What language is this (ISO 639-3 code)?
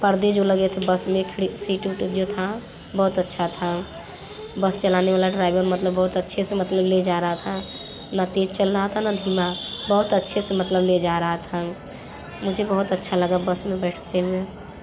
hin